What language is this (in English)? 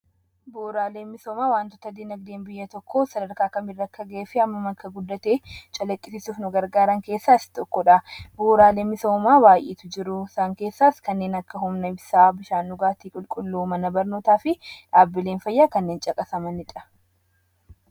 Oromo